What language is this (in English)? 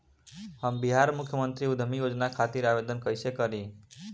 Bhojpuri